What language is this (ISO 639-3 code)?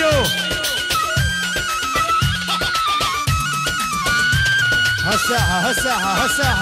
ara